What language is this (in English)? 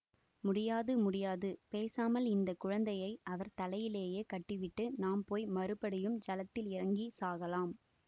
Tamil